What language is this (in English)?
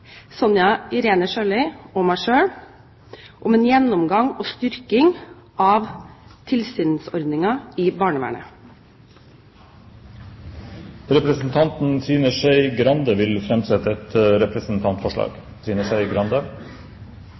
Norwegian